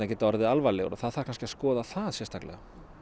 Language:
Icelandic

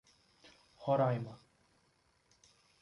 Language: Portuguese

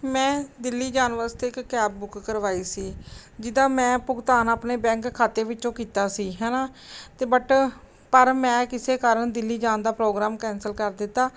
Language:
Punjabi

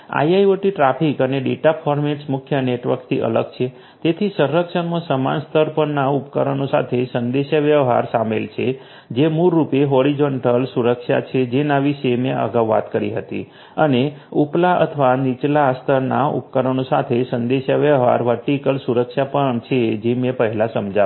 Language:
Gujarati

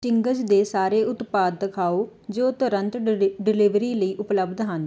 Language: Punjabi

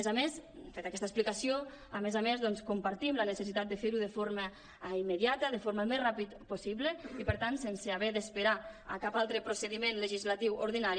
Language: Catalan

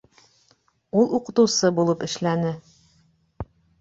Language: Bashkir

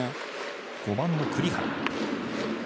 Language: Japanese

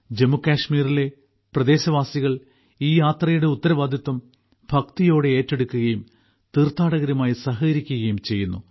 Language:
Malayalam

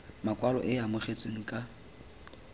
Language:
Tswana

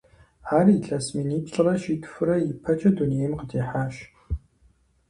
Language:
Kabardian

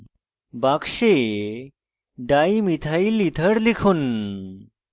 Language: Bangla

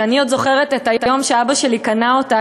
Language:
Hebrew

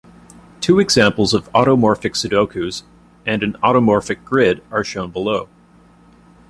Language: English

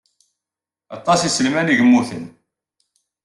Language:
Kabyle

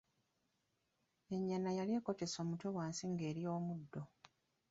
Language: Ganda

